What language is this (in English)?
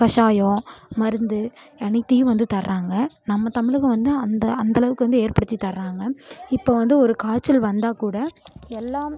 Tamil